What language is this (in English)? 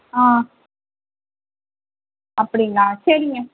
Tamil